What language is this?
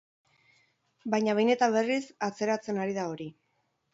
Basque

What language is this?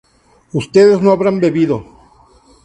Spanish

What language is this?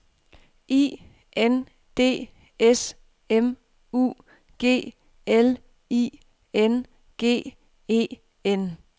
Danish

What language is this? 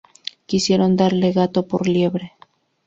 Spanish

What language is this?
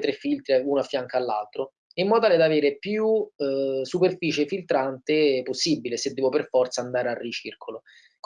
Italian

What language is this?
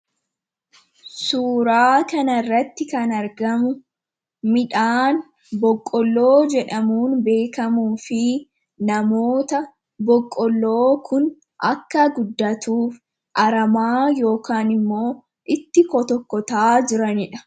Oromo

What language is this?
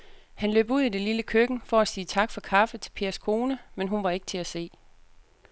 Danish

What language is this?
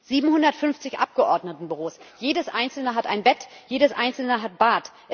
German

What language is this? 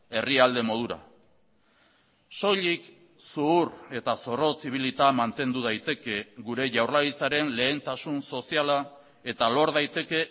Basque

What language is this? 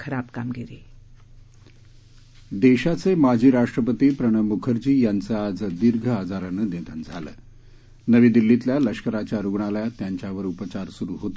Marathi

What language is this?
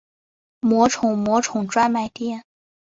Chinese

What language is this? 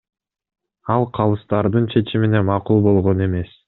Kyrgyz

